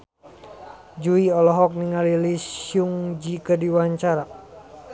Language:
Sundanese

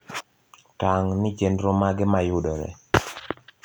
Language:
Luo (Kenya and Tanzania)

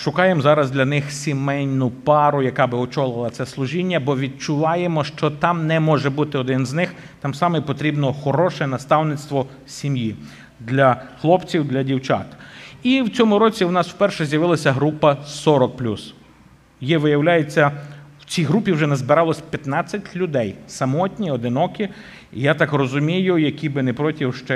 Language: Ukrainian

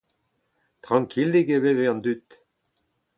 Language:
Breton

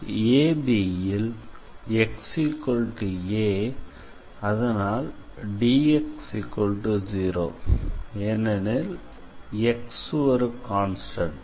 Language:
Tamil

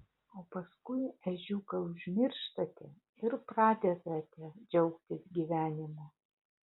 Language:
Lithuanian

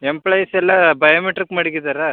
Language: Kannada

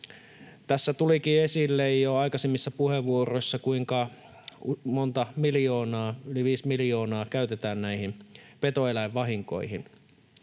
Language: Finnish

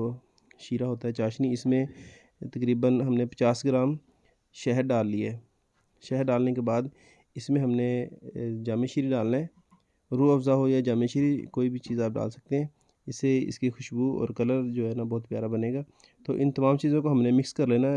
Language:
Urdu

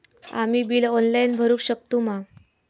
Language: Marathi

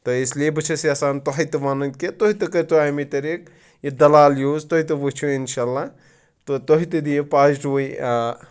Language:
Kashmiri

